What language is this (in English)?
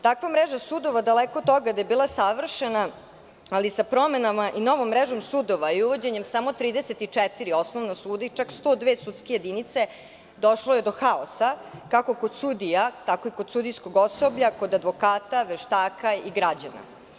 Serbian